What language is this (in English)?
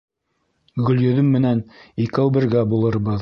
Bashkir